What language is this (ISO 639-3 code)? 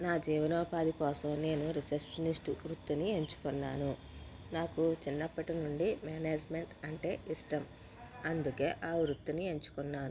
tel